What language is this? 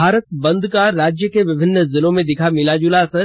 Hindi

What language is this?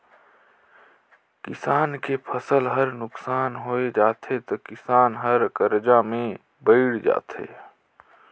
Chhattisgarhi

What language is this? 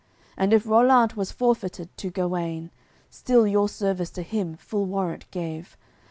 English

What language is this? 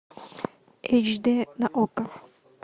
Russian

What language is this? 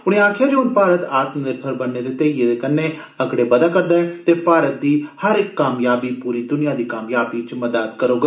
Dogri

